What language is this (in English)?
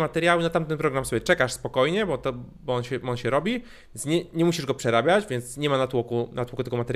Polish